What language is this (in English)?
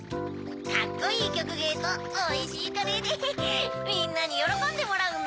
Japanese